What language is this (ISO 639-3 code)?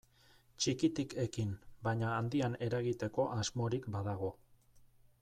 eus